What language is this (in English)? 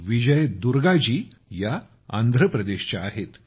Marathi